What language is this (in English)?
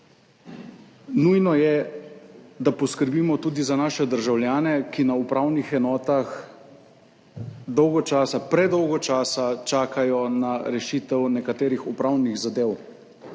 Slovenian